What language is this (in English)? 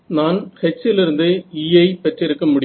Tamil